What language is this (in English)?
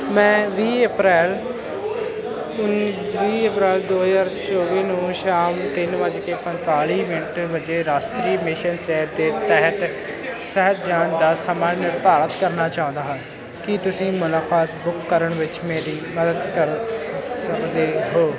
Punjabi